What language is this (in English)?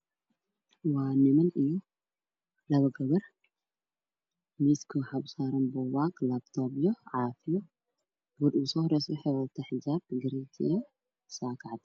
Somali